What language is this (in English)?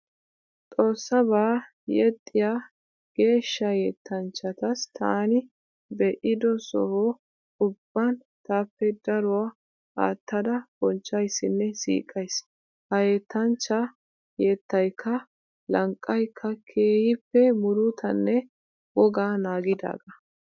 Wolaytta